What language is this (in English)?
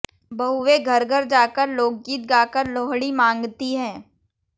Hindi